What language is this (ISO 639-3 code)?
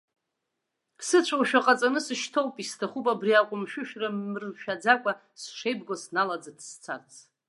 abk